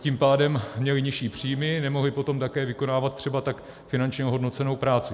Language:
Czech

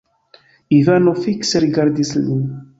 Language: Esperanto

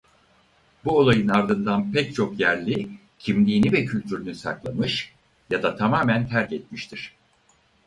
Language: Turkish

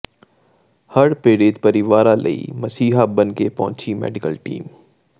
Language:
Punjabi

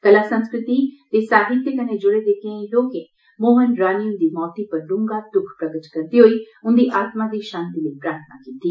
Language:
Dogri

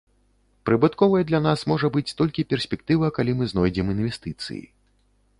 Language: Belarusian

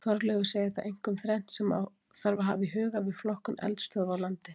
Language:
Icelandic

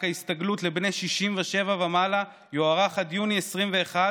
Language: Hebrew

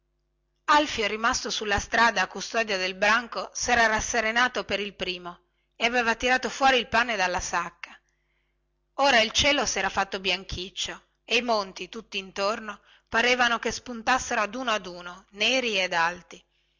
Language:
Italian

